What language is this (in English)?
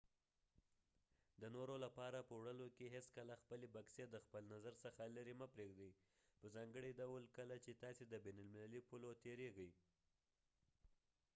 Pashto